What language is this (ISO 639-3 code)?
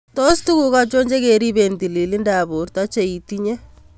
kln